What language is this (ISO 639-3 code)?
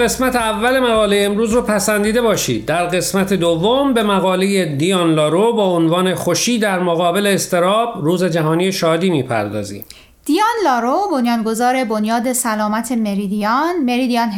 fas